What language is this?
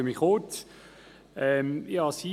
Swiss German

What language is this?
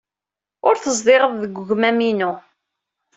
Kabyle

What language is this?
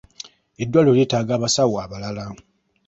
Ganda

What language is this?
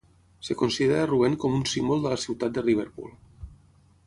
Catalan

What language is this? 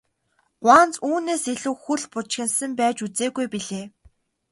Mongolian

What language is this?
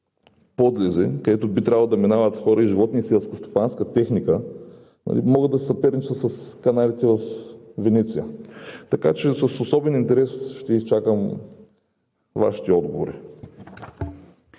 Bulgarian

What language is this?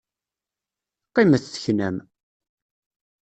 Kabyle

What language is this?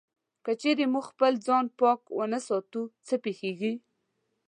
Pashto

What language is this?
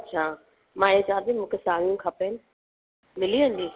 Sindhi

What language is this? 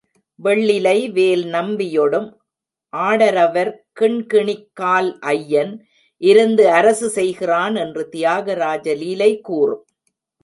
Tamil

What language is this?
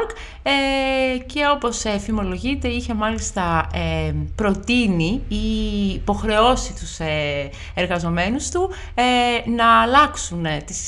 Greek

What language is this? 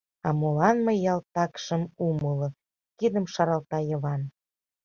Mari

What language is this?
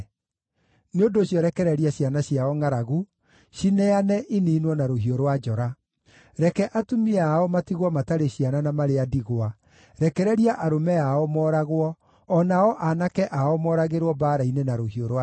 Kikuyu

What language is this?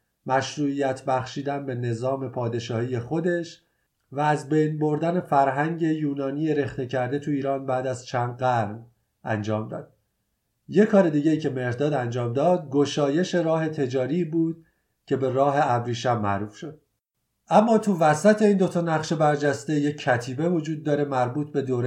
Persian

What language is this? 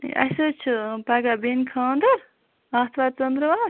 Kashmiri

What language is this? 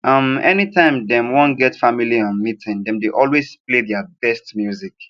Nigerian Pidgin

